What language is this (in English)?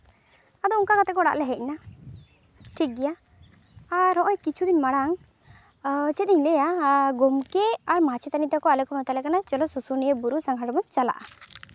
Santali